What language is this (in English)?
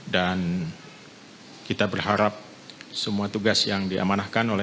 Indonesian